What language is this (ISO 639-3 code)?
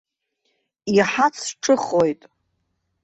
abk